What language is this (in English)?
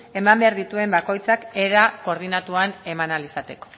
Basque